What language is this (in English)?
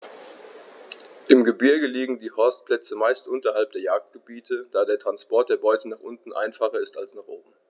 German